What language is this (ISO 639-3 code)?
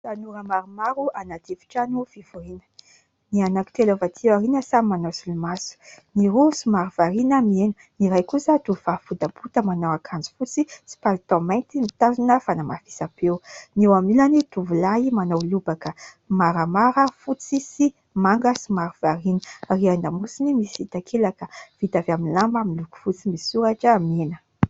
mlg